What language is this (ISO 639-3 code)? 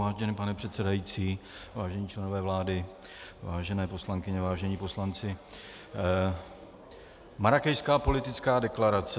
ces